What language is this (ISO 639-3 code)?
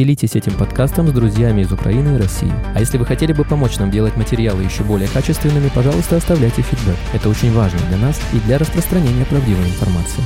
rus